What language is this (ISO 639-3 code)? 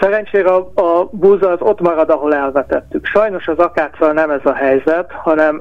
hun